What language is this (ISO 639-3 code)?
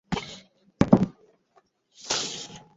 ben